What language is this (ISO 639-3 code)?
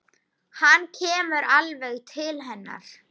isl